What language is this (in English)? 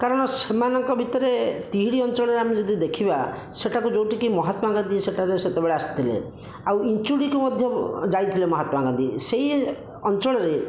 Odia